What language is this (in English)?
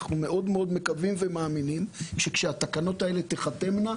Hebrew